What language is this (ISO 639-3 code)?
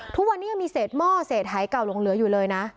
tha